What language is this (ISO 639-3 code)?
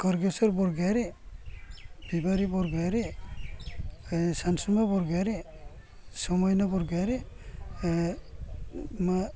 brx